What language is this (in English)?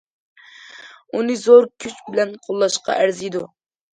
Uyghur